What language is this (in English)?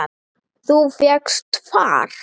Icelandic